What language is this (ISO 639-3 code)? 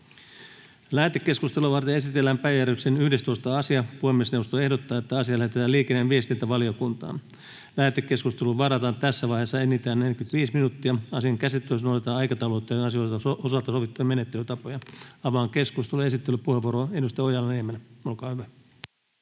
fin